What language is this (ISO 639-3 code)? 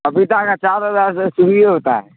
urd